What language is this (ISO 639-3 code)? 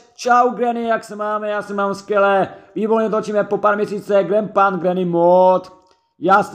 ces